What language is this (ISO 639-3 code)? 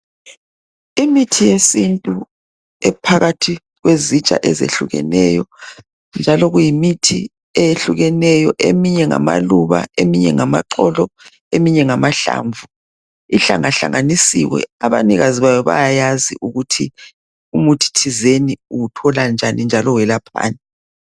nde